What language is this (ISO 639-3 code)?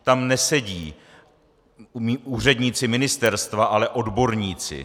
ces